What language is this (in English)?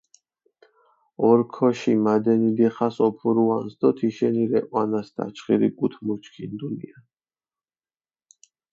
Mingrelian